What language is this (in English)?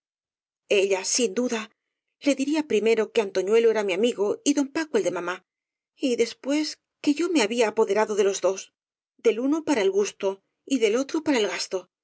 Spanish